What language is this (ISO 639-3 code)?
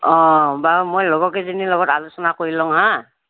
asm